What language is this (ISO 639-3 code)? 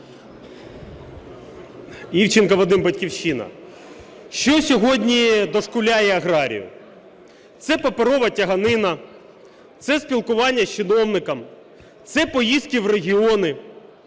ukr